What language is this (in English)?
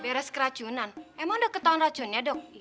Indonesian